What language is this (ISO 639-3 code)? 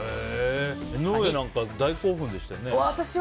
jpn